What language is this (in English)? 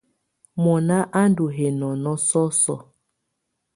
Tunen